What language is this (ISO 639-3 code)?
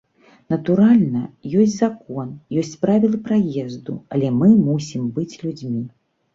bel